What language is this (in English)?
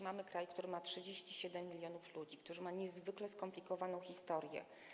Polish